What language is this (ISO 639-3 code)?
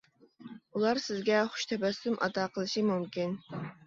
uig